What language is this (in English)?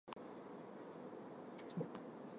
Armenian